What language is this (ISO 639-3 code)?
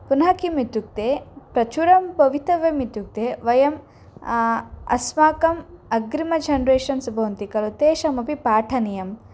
san